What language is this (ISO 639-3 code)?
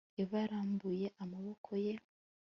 kin